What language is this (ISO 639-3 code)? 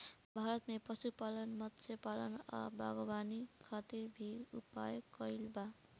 bho